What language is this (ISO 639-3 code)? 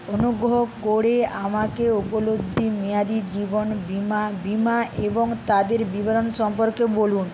ben